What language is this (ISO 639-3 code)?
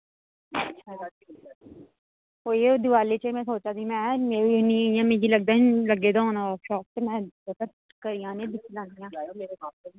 doi